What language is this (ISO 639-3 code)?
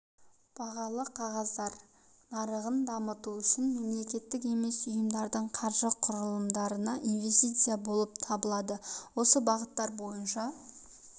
kaz